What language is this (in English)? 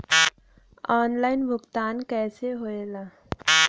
Bhojpuri